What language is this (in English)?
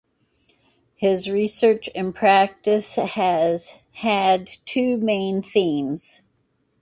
English